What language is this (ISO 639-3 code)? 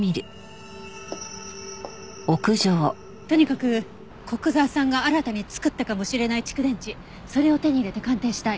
jpn